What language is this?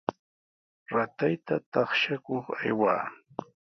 Sihuas Ancash Quechua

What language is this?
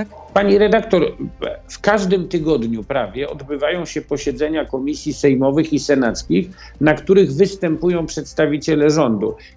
Polish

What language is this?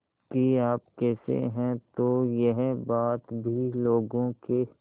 Hindi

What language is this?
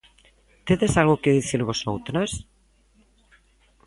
Galician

